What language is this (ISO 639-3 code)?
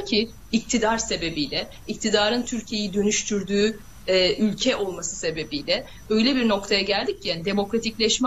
tur